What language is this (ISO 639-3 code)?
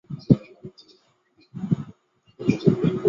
zho